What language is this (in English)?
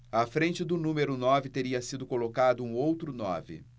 Portuguese